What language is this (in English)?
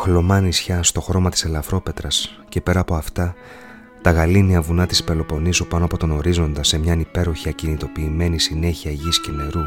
Greek